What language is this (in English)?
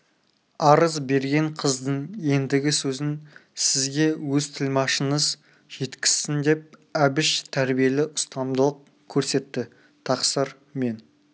Kazakh